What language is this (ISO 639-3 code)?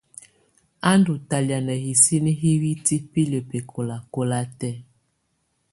tvu